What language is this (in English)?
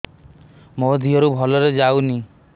Odia